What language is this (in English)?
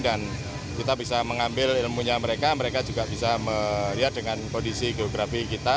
Indonesian